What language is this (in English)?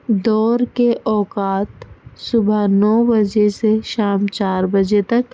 Urdu